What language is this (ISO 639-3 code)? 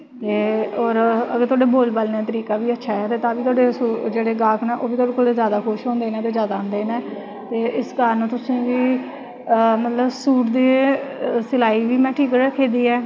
doi